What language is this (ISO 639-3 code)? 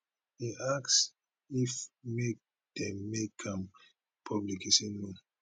pcm